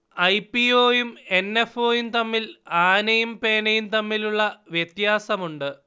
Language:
Malayalam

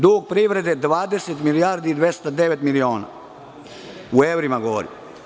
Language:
Serbian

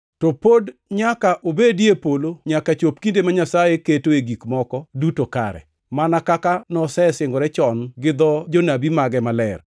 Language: Luo (Kenya and Tanzania)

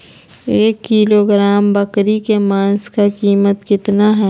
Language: Magahi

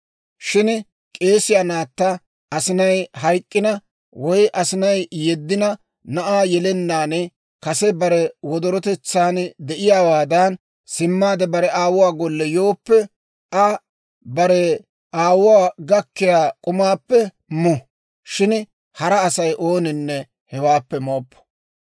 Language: Dawro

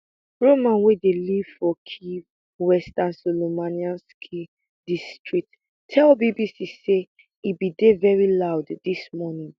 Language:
Nigerian Pidgin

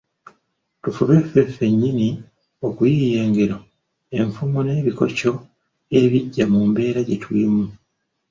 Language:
Ganda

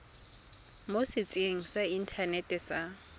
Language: Tswana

